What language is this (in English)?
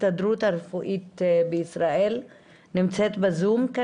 Hebrew